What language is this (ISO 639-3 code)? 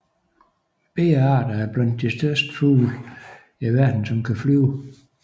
dan